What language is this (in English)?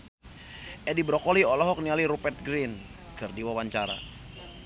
Sundanese